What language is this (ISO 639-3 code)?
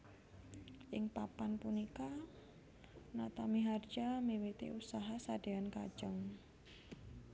jav